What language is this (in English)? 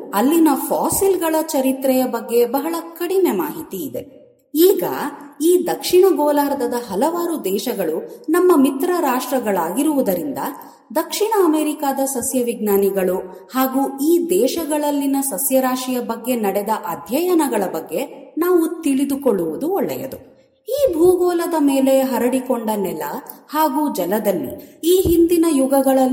Kannada